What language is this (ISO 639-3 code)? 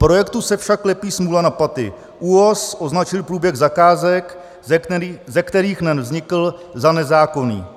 ces